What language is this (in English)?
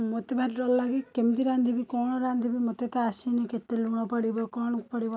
Odia